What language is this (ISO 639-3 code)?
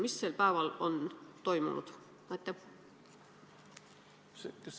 est